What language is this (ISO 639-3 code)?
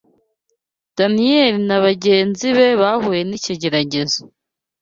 kin